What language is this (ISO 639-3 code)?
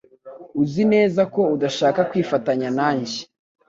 kin